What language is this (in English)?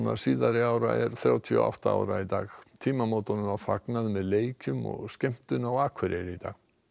Icelandic